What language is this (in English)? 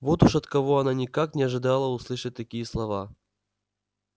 Russian